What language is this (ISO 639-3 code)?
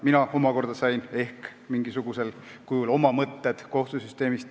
est